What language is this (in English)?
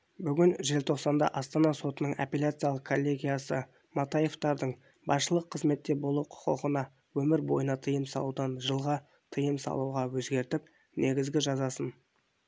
Kazakh